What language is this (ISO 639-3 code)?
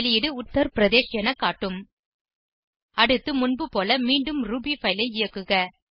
tam